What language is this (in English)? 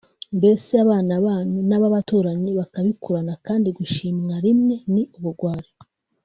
Kinyarwanda